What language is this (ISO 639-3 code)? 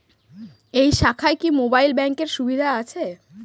ben